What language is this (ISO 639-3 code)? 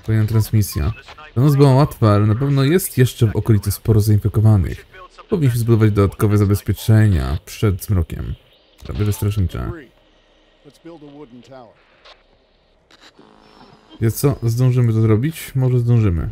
pol